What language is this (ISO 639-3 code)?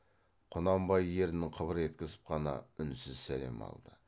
kaz